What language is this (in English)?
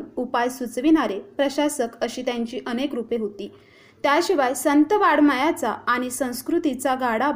Marathi